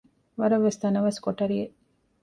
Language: Divehi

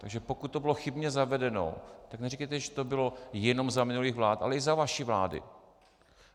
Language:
Czech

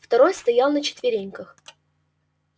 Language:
Russian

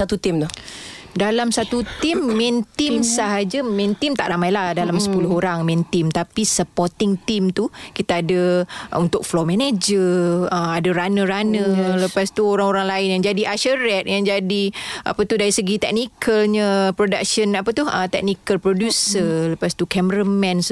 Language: Malay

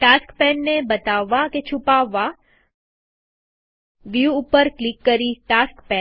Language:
Gujarati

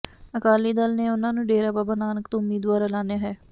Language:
Punjabi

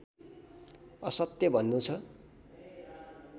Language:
Nepali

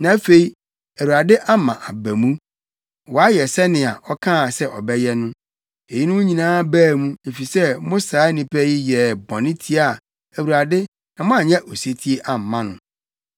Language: Akan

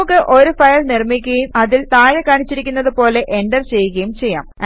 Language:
Malayalam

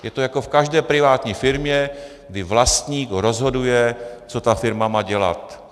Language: Czech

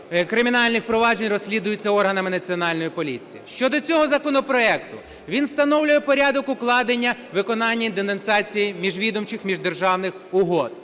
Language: Ukrainian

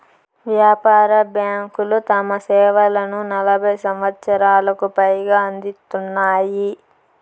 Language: Telugu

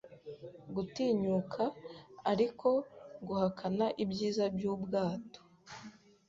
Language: Kinyarwanda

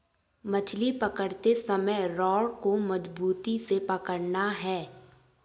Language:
Hindi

